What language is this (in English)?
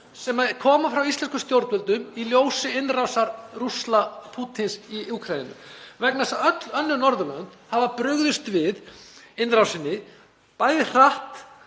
Icelandic